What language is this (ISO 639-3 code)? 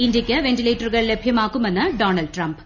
mal